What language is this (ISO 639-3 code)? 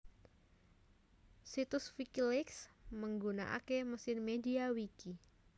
jav